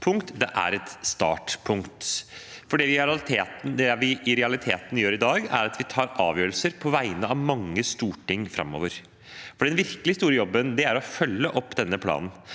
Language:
Norwegian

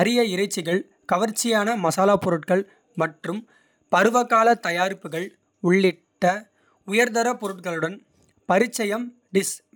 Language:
Kota (India)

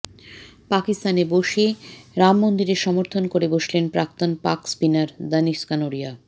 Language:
Bangla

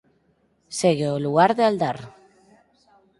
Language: Galician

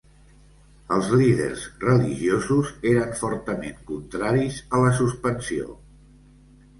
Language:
Catalan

